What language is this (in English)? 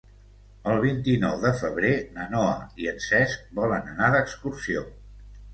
Catalan